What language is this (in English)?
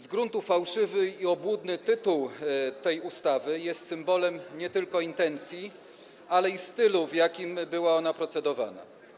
Polish